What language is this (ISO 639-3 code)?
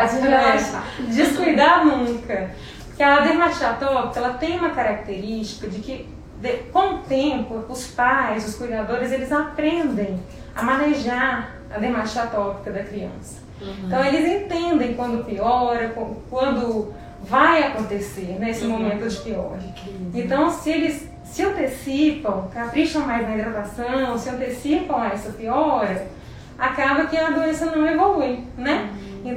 por